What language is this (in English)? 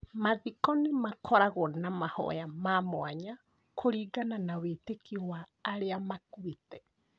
Kikuyu